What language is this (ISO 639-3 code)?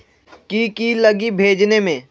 mag